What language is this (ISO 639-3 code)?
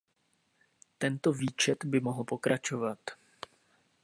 ces